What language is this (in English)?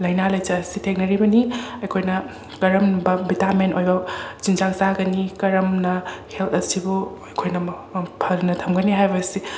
Manipuri